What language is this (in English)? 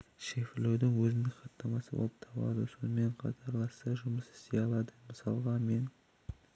Kazakh